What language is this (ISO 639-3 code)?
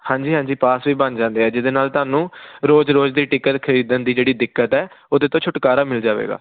pan